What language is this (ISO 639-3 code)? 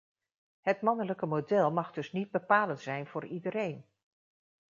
nld